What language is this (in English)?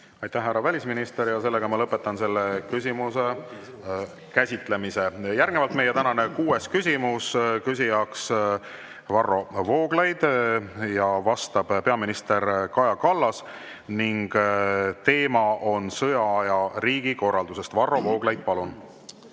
Estonian